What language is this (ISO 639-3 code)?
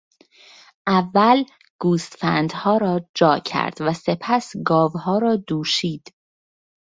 fas